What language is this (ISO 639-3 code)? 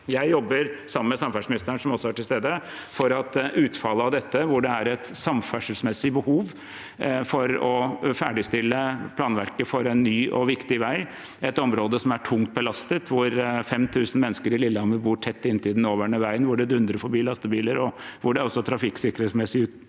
nor